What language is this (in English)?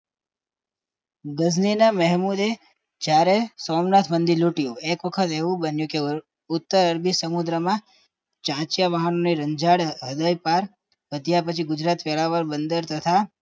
Gujarati